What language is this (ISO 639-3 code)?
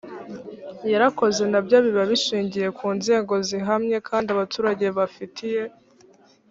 kin